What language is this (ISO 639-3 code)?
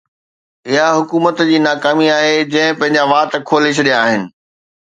snd